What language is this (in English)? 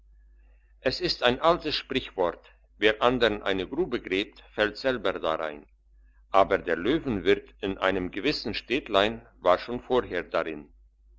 German